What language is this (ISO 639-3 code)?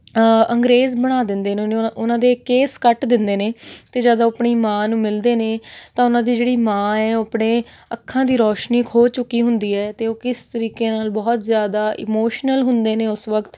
pan